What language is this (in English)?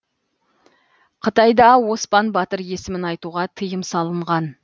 Kazakh